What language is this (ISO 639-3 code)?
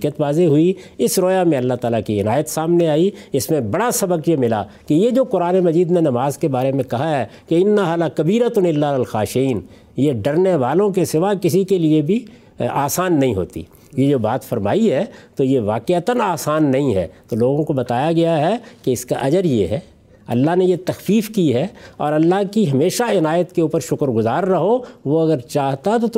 urd